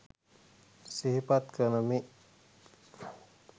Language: Sinhala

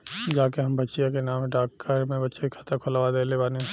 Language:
Bhojpuri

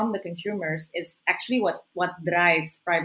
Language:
Indonesian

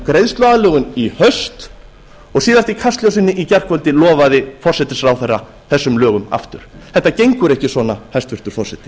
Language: Icelandic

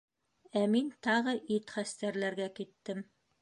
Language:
Bashkir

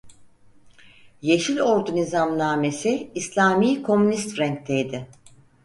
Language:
Turkish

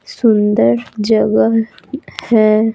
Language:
Hindi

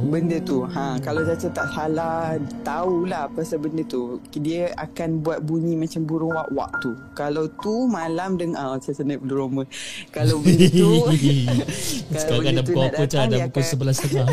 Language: Malay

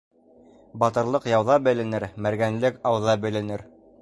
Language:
Bashkir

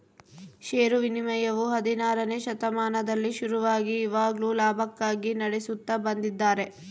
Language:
Kannada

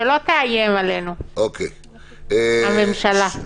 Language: Hebrew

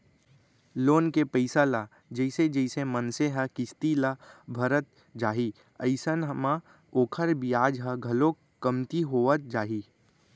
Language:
Chhattisgarhi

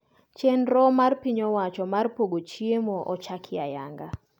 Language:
Luo (Kenya and Tanzania)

